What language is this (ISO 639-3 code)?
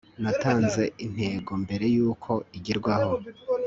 kin